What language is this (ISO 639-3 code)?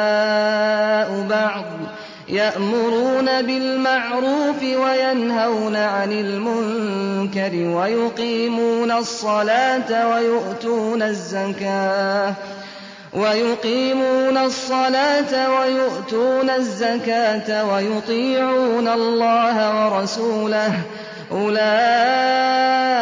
ara